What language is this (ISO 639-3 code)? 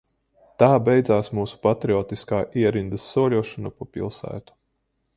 lav